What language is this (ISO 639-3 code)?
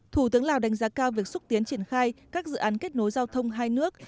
vie